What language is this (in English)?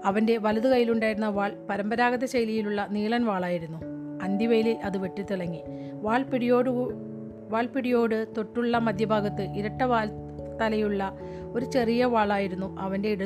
Malayalam